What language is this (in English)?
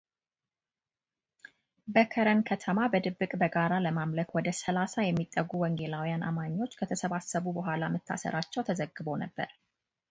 Amharic